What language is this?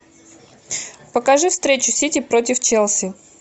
Russian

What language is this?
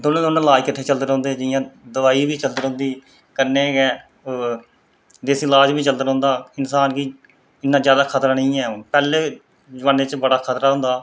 Dogri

